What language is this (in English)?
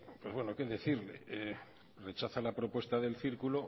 Spanish